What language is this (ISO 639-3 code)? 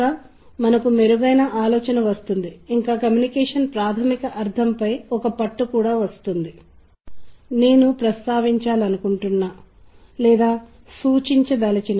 tel